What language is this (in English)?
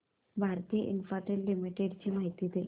Marathi